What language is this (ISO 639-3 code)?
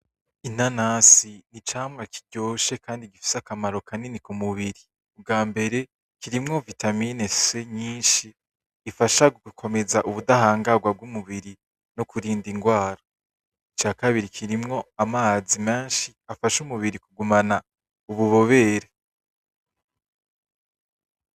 run